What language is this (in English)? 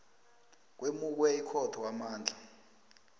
South Ndebele